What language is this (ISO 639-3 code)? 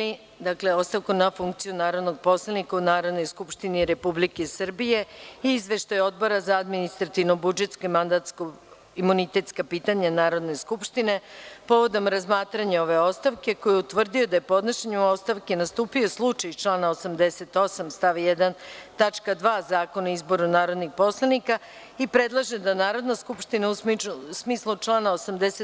srp